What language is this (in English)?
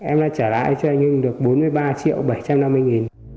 Vietnamese